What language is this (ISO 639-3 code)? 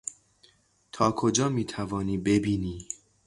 fas